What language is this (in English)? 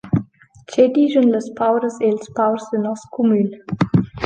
Romansh